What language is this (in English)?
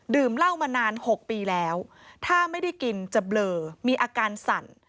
Thai